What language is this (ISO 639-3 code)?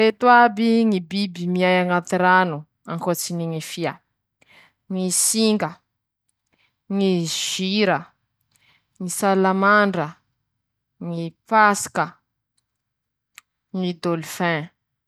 msh